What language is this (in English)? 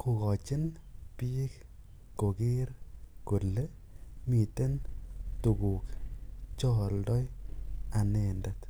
Kalenjin